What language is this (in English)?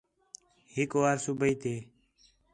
Khetrani